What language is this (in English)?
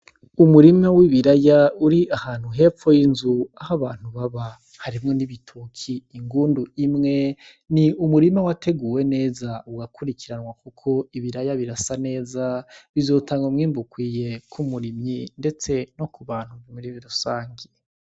Rundi